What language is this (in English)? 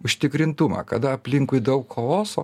Lithuanian